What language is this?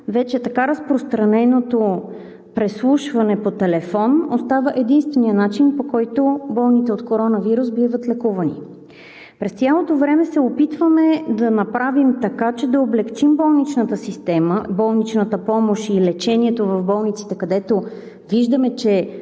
Bulgarian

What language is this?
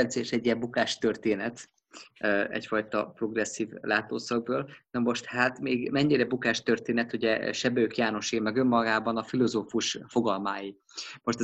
Hungarian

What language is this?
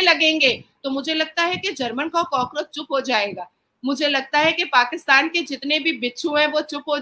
Hindi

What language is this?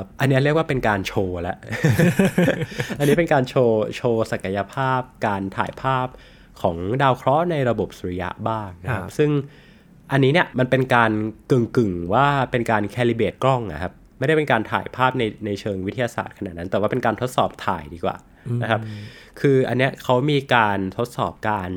Thai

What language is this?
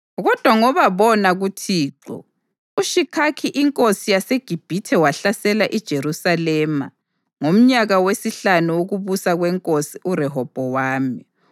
North Ndebele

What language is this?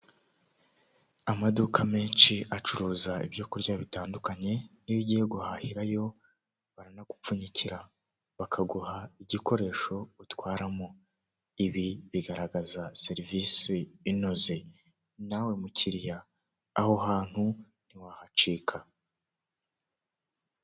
Kinyarwanda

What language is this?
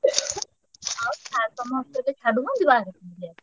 Odia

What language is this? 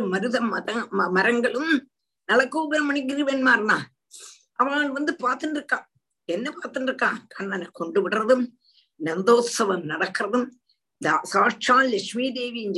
Tamil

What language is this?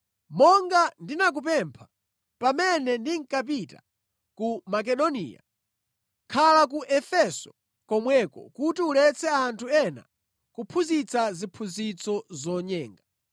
Nyanja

